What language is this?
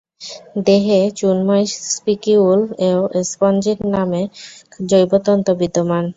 Bangla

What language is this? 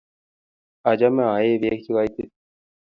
Kalenjin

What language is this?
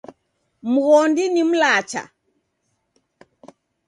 Taita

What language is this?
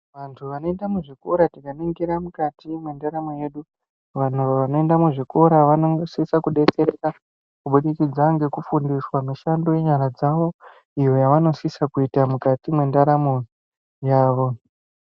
Ndau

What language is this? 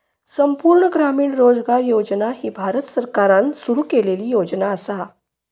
Marathi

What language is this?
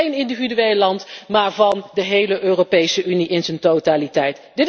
Dutch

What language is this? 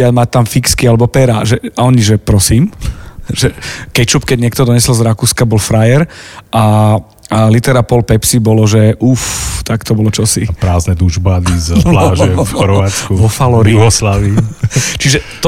Slovak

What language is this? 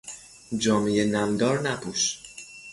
Persian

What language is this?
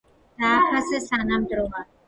Georgian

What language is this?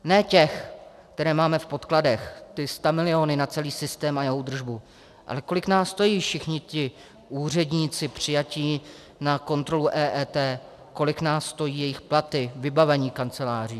Czech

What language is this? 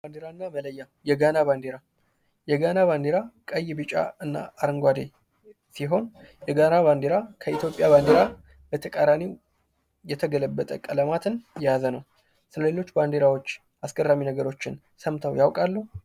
Amharic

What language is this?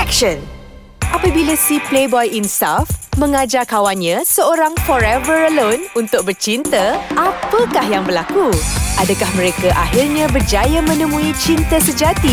Malay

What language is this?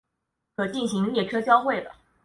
Chinese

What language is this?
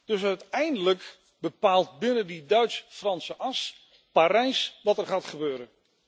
Dutch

